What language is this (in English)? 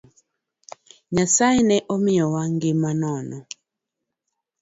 Luo (Kenya and Tanzania)